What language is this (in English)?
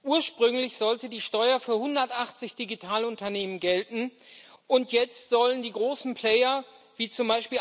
German